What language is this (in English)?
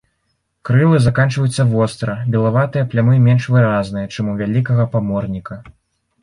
Belarusian